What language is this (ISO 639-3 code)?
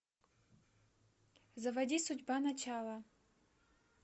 rus